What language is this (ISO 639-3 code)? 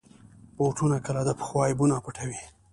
pus